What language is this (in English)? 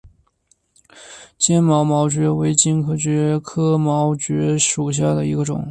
Chinese